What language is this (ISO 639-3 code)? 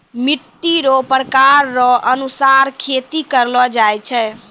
mai